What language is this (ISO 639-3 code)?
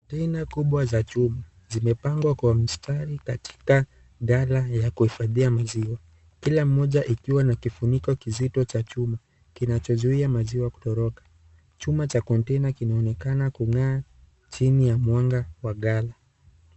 swa